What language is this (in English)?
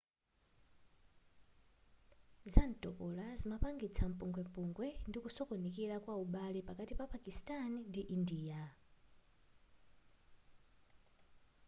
Nyanja